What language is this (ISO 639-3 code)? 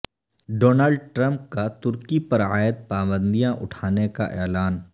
urd